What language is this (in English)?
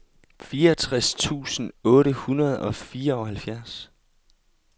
Danish